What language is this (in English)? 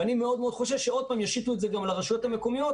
Hebrew